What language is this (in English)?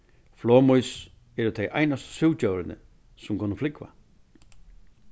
Faroese